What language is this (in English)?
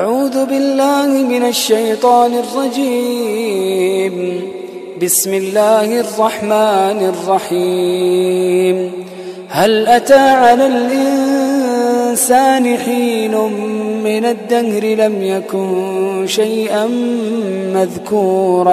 Arabic